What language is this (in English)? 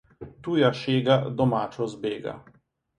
Slovenian